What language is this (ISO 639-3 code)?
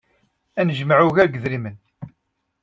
kab